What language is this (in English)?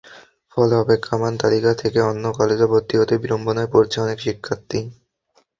Bangla